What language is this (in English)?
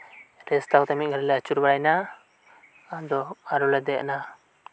Santali